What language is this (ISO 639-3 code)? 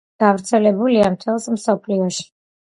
kat